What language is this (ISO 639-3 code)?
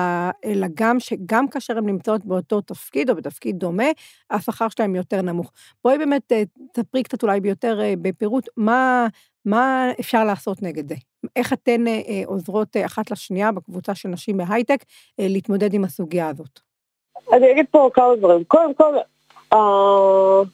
heb